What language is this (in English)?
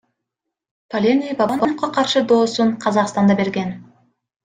Kyrgyz